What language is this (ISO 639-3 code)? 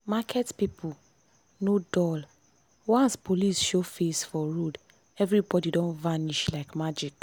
pcm